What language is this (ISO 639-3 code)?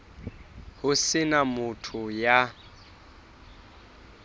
sot